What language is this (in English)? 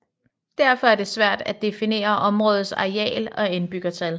Danish